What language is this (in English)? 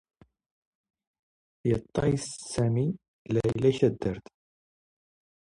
Standard Moroccan Tamazight